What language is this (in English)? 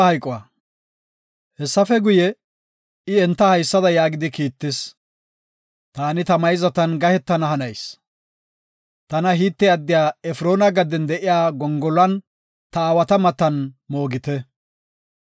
Gofa